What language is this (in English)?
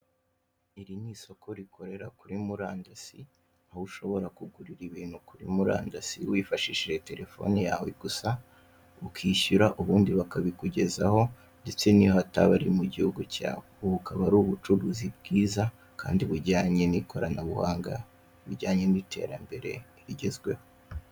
Kinyarwanda